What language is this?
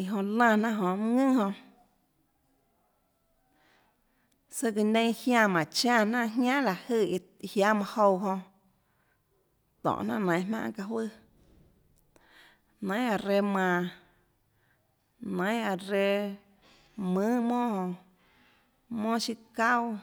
Tlacoatzintepec Chinantec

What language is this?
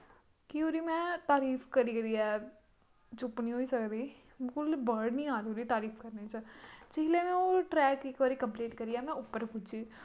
Dogri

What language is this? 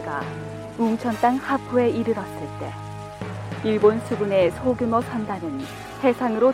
Korean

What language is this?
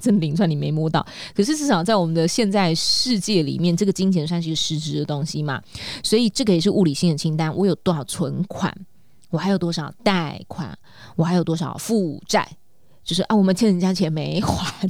Chinese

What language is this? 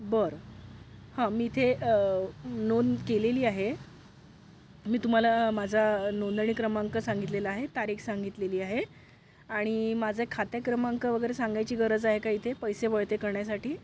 Marathi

